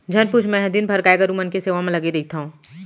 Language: Chhattisgarhi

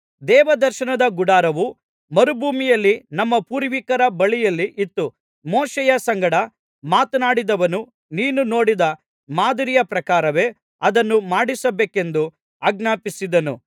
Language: Kannada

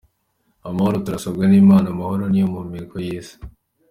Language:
Kinyarwanda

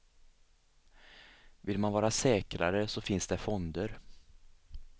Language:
Swedish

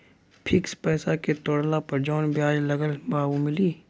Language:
Bhojpuri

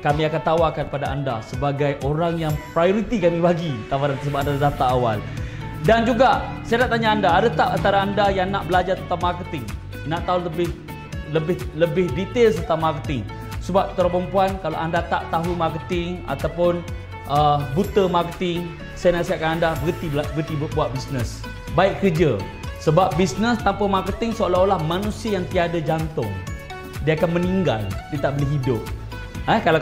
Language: Malay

